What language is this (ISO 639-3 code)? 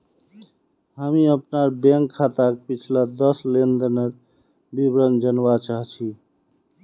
mag